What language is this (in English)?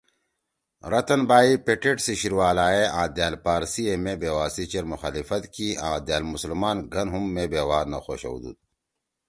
Torwali